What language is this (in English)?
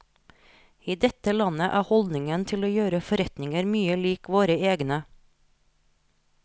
Norwegian